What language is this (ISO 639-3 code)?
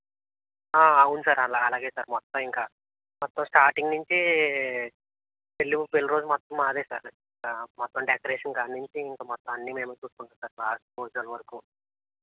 tel